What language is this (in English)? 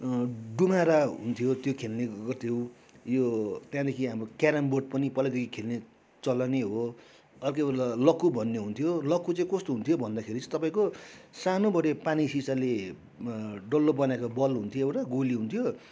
Nepali